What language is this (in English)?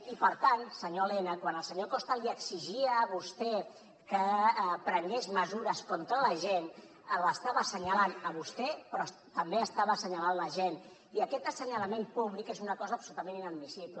Catalan